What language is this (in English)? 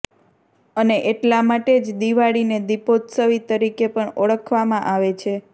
Gujarati